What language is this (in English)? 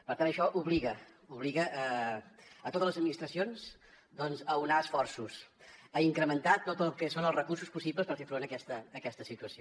Catalan